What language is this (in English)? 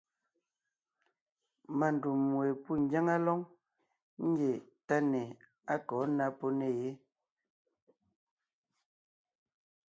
Ngiemboon